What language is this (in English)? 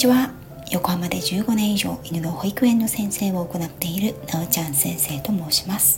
Japanese